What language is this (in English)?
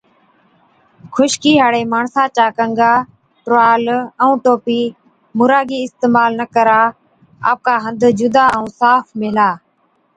Od